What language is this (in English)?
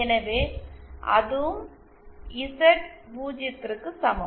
Tamil